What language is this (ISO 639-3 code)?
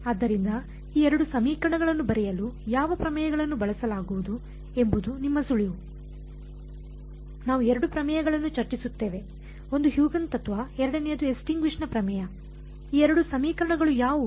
kan